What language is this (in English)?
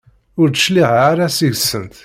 Kabyle